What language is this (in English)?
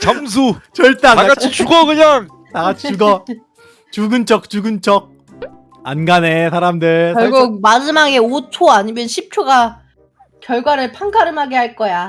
Korean